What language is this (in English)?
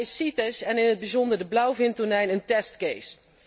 Dutch